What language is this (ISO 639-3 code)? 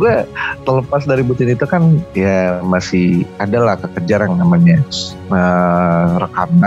ind